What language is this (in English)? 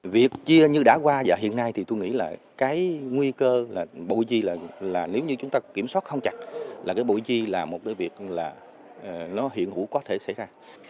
Vietnamese